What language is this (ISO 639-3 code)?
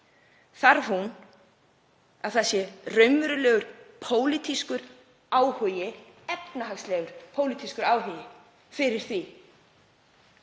isl